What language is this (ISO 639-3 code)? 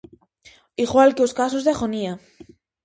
glg